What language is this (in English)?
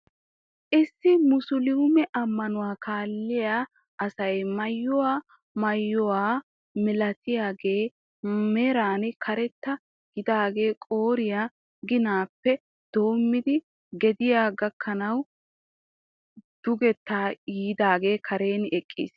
Wolaytta